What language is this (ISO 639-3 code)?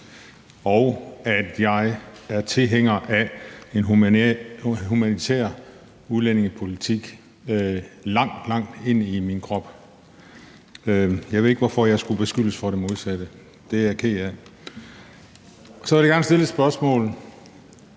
dan